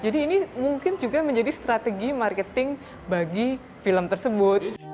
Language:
Indonesian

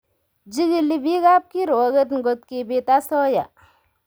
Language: Kalenjin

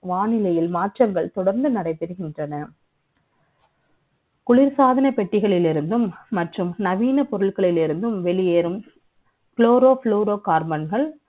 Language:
Tamil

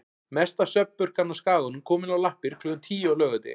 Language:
Icelandic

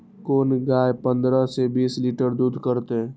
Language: Maithili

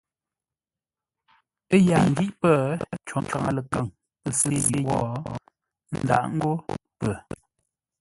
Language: Ngombale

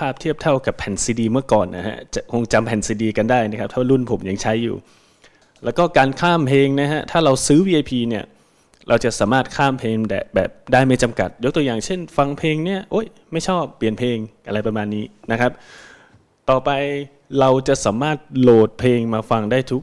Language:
Thai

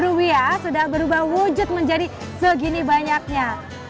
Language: Indonesian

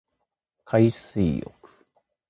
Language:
Japanese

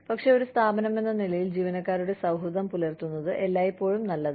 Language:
Malayalam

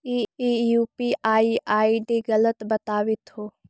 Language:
Magahi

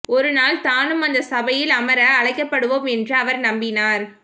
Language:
Tamil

